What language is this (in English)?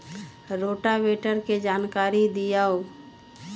Magahi